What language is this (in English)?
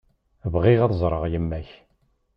Kabyle